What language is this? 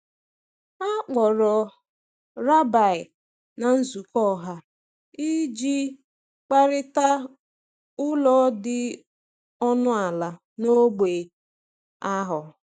Igbo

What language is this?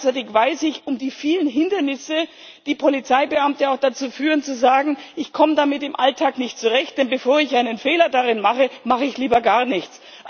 German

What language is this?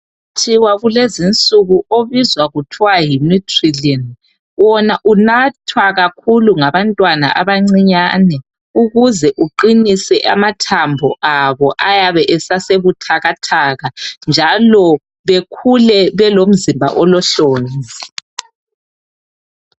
North Ndebele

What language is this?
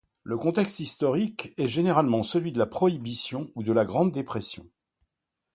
French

